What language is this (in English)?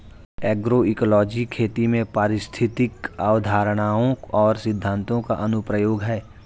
Hindi